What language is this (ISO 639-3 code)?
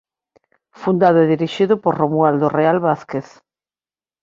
glg